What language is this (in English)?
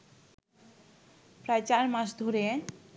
Bangla